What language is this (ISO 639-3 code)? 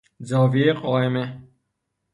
fas